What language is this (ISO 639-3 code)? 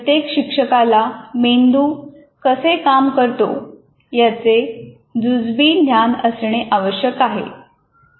mar